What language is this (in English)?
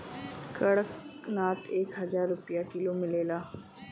Bhojpuri